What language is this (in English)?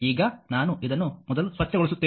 Kannada